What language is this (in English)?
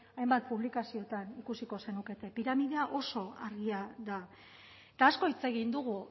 Basque